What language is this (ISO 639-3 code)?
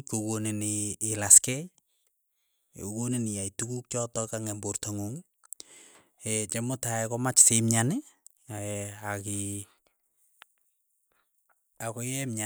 eyo